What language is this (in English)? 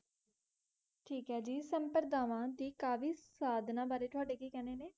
Punjabi